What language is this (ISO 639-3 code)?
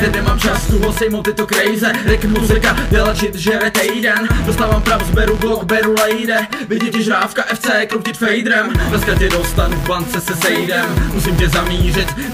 ces